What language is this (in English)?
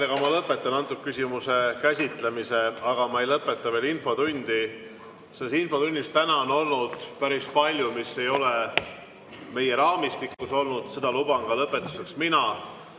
Estonian